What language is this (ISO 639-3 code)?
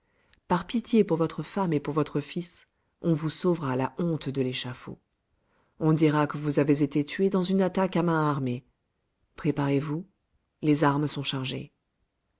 fra